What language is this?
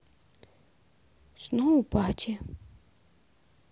Russian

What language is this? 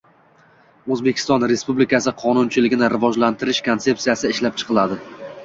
Uzbek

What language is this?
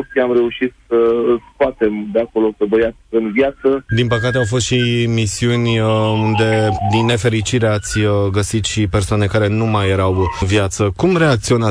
Romanian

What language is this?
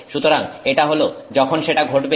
Bangla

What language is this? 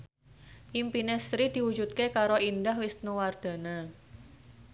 Javanese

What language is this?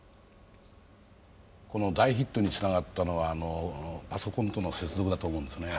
Japanese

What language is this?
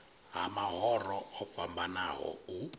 Venda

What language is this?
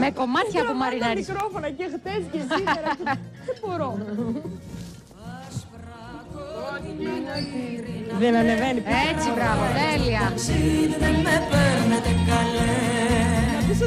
Greek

